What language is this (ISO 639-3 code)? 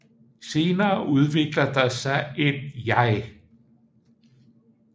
dan